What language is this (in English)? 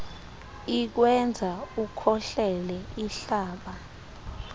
Xhosa